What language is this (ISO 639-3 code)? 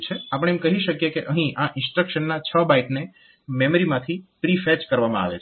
guj